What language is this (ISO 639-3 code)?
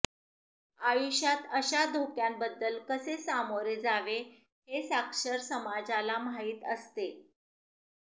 mar